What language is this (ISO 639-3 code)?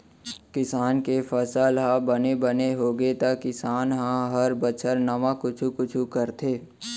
hne